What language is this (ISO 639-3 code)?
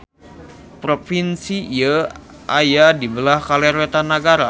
sun